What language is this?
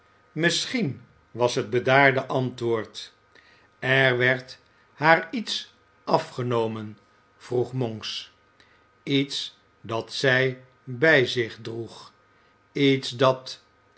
Dutch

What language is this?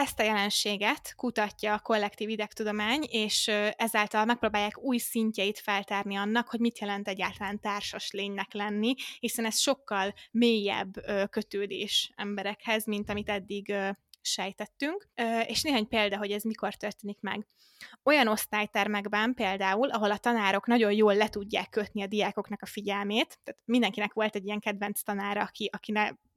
Hungarian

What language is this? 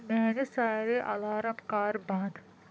Kashmiri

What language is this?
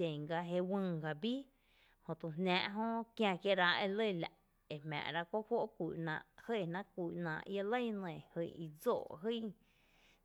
Tepinapa Chinantec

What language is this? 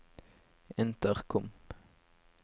Norwegian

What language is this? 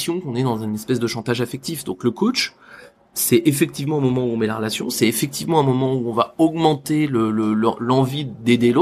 French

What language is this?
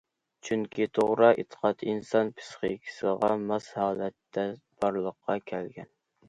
Uyghur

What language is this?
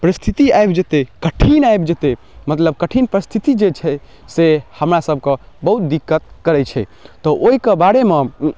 Maithili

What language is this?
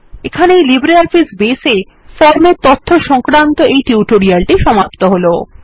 Bangla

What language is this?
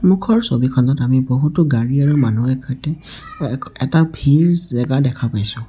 Assamese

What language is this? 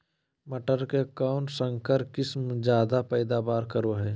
Magahi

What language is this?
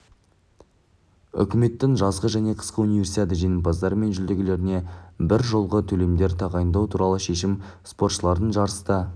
Kazakh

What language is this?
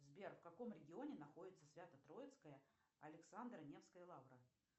Russian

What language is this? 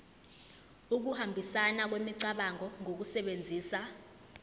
Zulu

